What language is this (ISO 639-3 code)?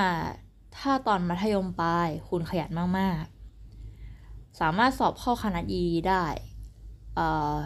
tha